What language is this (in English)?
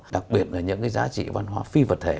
Vietnamese